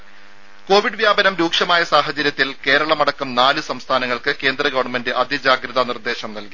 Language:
Malayalam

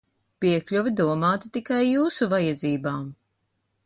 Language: Latvian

